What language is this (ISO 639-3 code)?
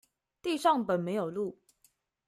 zho